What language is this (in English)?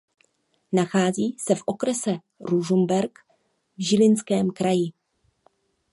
Czech